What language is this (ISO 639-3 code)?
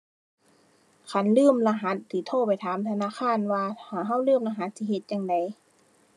tha